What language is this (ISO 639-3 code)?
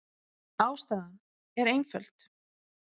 isl